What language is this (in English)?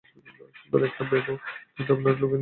Bangla